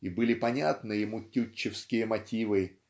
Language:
Russian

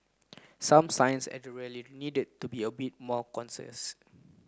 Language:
English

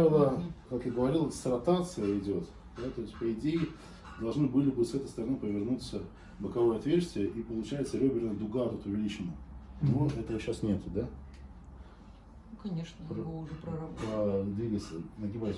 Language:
Russian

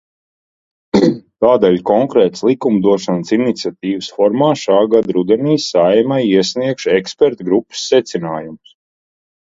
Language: Latvian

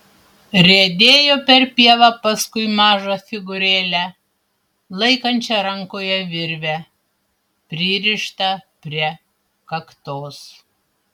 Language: Lithuanian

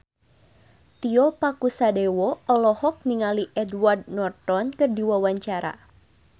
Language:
Sundanese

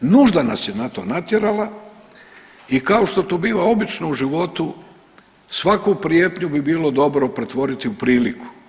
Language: Croatian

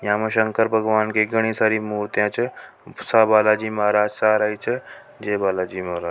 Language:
Rajasthani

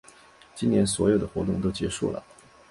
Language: Chinese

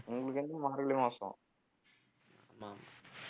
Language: Tamil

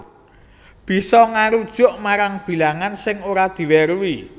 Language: Javanese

